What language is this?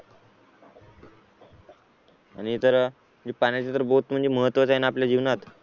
Marathi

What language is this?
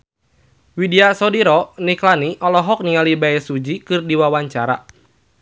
Sundanese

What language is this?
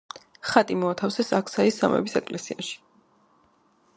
Georgian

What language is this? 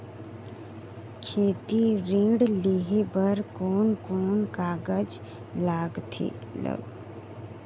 Chhattisgarhi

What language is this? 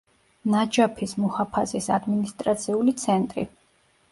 Georgian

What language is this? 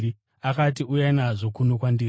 Shona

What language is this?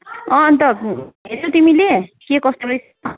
Nepali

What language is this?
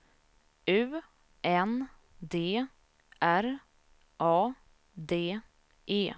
Swedish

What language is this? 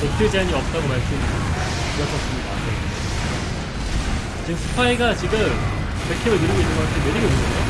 Korean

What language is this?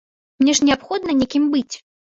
Belarusian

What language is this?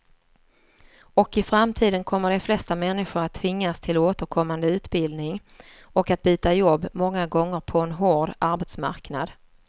Swedish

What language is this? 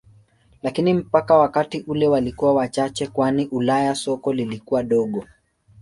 Swahili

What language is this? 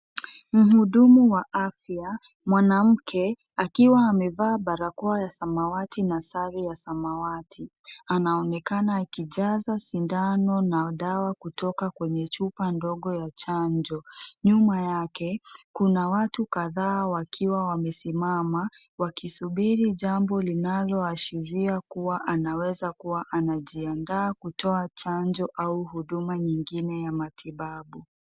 Swahili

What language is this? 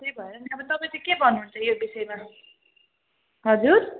Nepali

